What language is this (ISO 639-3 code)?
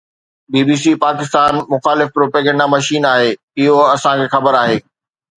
snd